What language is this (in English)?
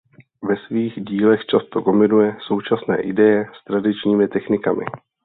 Czech